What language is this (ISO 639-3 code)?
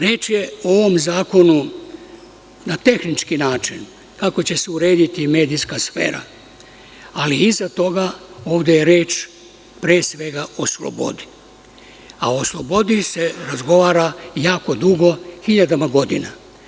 srp